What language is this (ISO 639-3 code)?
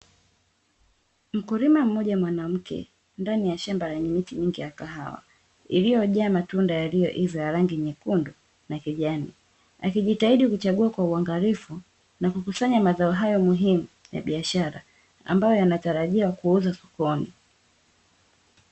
swa